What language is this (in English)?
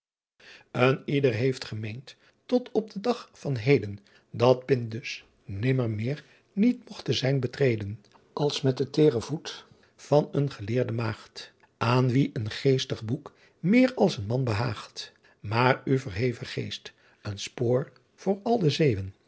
Dutch